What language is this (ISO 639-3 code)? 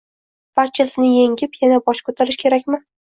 uzb